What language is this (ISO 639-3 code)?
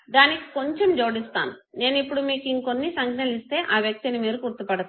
tel